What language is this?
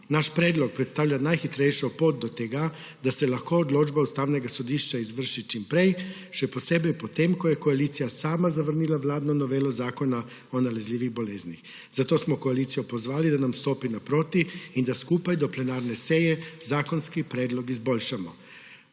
Slovenian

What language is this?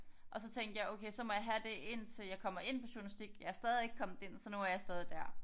Danish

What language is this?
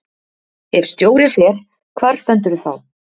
Icelandic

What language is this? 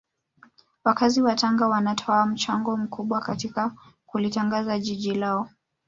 Swahili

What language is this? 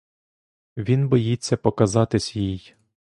Ukrainian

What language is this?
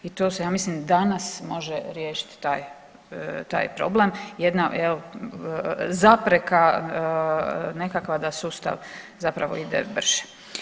Croatian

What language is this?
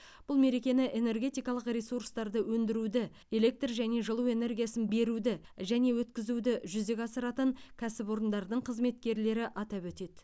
Kazakh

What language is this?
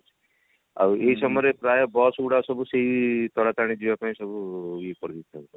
Odia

